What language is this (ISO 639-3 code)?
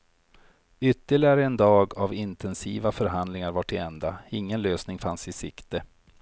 swe